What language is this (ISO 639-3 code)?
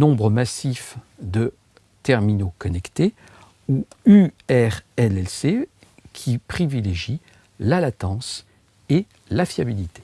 fra